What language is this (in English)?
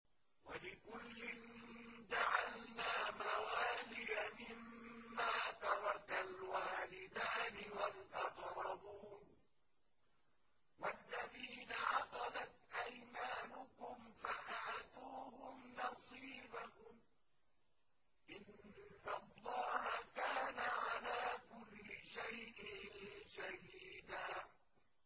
Arabic